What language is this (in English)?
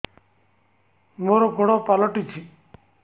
Odia